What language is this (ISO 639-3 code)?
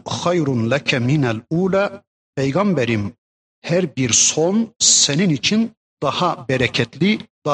tur